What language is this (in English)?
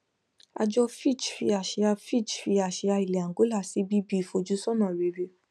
Yoruba